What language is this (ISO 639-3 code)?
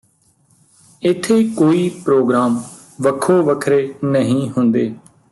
pan